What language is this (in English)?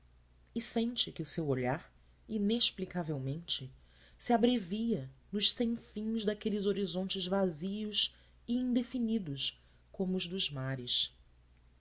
Portuguese